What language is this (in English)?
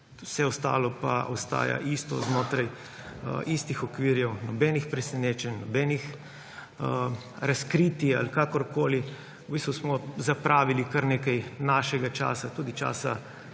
Slovenian